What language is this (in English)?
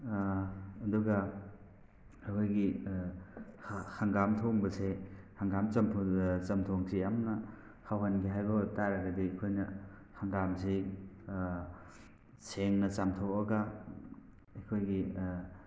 Manipuri